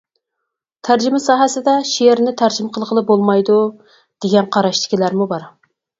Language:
Uyghur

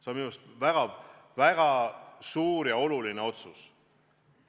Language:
Estonian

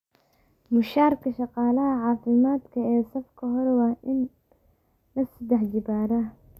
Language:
Somali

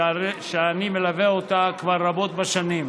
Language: Hebrew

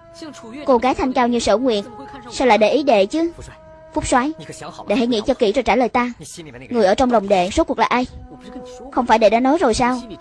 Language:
Vietnamese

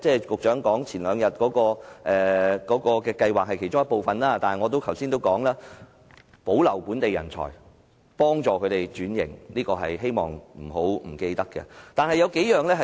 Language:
Cantonese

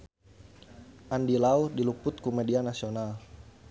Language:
Sundanese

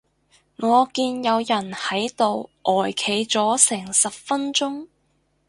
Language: Cantonese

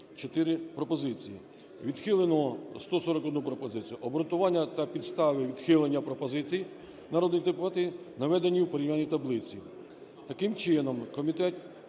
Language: Ukrainian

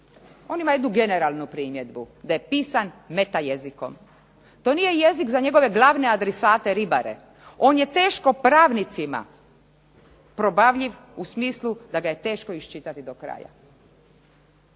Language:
Croatian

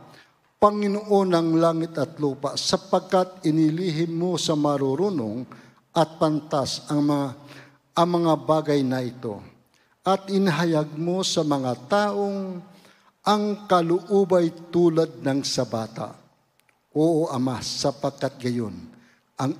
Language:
Filipino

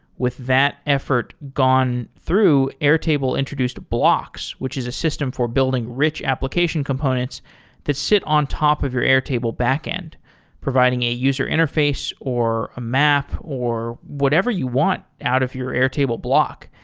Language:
English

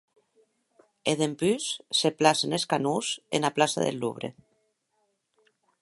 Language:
Occitan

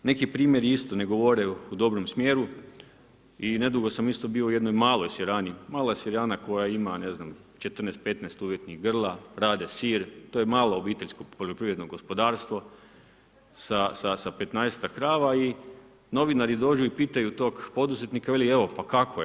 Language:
Croatian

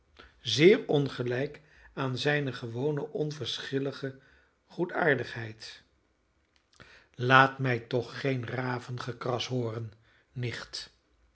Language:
Dutch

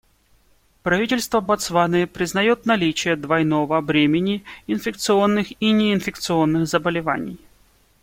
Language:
Russian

